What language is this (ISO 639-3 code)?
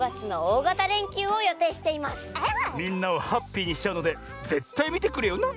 jpn